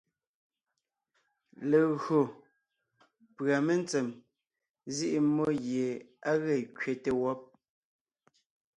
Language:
Ngiemboon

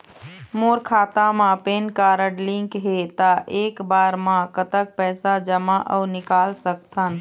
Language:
Chhattisgarhi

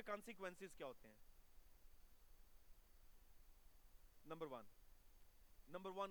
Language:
Urdu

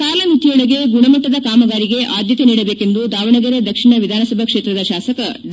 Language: Kannada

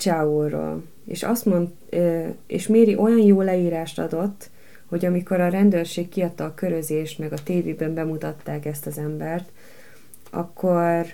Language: Hungarian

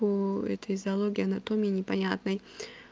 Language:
Russian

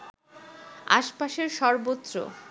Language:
Bangla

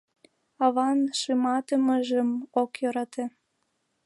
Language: Mari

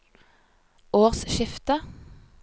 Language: Norwegian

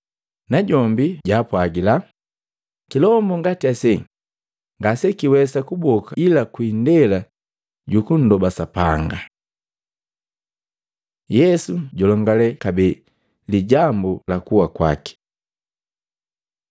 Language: Matengo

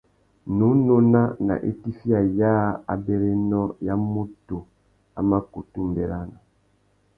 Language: Tuki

